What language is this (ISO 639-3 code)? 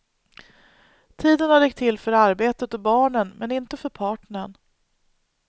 swe